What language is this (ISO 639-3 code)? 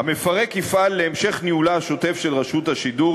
heb